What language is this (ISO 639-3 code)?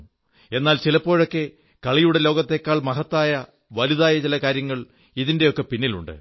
mal